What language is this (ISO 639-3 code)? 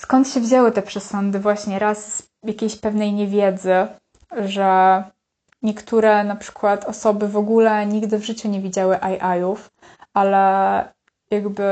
pol